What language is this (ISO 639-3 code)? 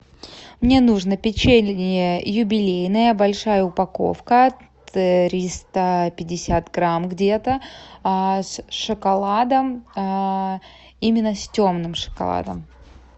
rus